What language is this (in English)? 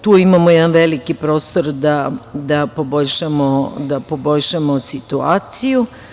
Serbian